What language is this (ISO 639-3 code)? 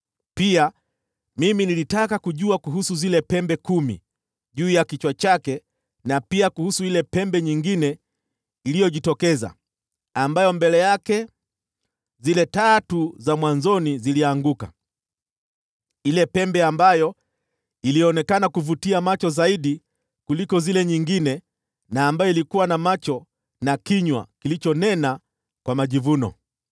swa